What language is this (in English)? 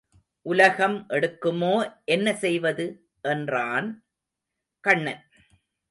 Tamil